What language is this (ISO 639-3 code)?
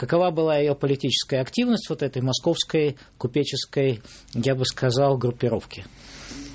rus